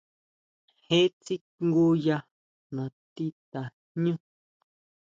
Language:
Huautla Mazatec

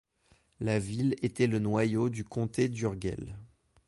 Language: French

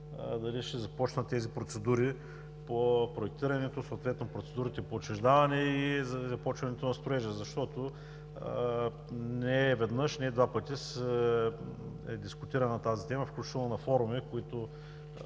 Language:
Bulgarian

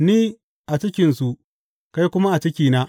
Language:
Hausa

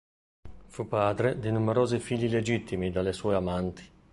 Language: Italian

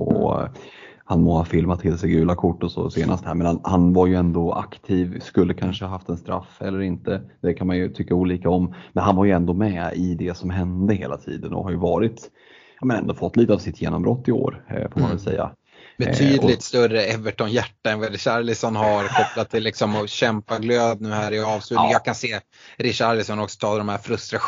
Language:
Swedish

